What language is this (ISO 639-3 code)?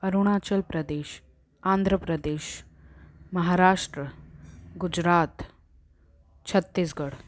snd